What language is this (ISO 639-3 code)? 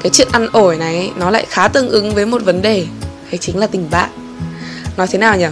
vie